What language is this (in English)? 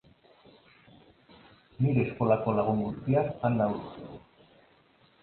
Basque